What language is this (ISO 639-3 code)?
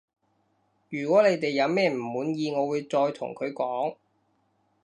yue